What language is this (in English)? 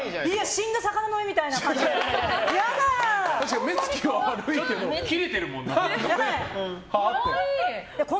Japanese